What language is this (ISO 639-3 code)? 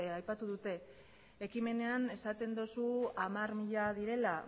eus